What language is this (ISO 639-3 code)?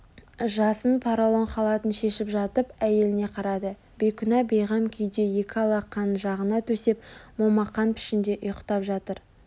kaz